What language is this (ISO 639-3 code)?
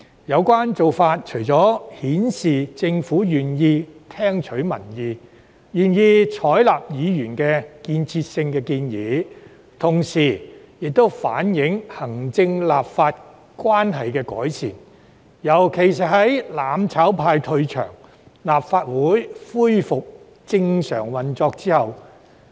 yue